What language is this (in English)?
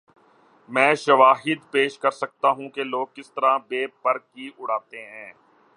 Urdu